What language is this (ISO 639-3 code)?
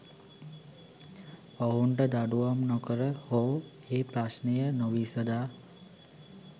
sin